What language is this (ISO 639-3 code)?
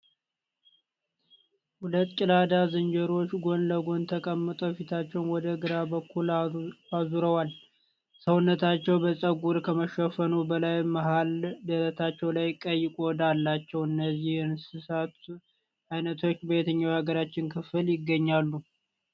amh